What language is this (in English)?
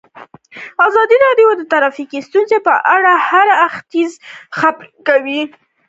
Pashto